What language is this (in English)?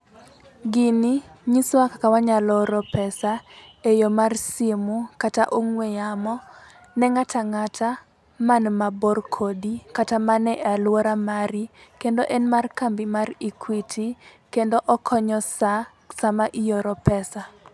Luo (Kenya and Tanzania)